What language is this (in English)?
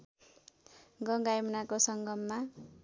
Nepali